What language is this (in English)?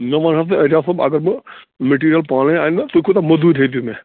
Kashmiri